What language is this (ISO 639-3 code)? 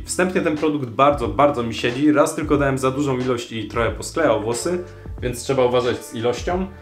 pol